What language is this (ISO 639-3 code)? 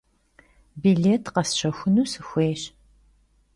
kbd